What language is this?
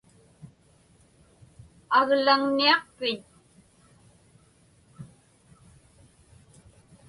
Inupiaq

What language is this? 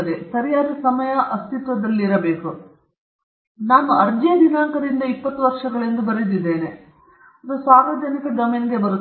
Kannada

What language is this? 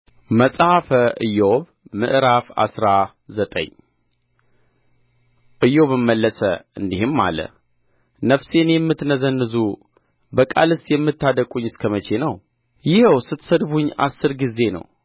Amharic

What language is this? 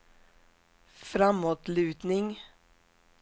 Swedish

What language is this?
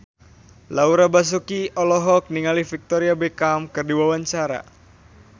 Sundanese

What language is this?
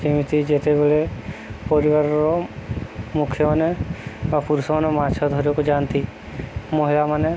Odia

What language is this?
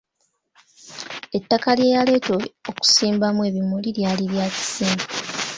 Ganda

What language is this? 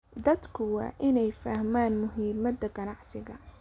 Somali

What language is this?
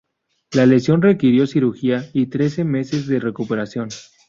Spanish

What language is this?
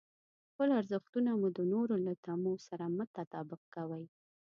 Pashto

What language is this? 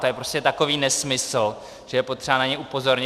Czech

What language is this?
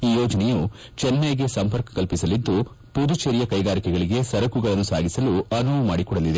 Kannada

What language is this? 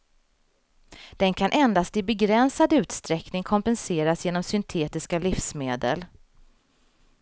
Swedish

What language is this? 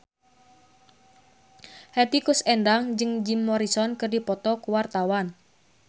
Sundanese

